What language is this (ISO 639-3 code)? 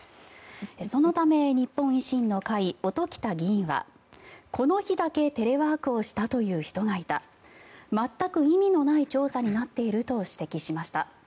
jpn